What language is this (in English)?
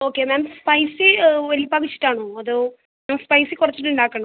Malayalam